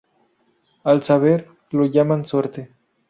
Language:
Spanish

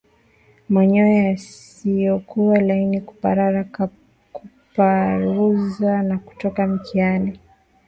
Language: Swahili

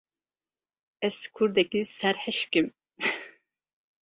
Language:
Kurdish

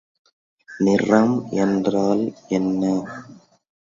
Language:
Tamil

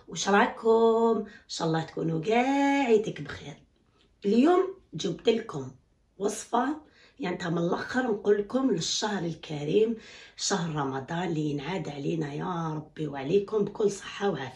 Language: Arabic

